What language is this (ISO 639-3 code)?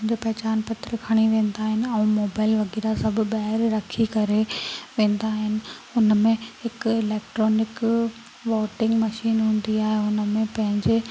snd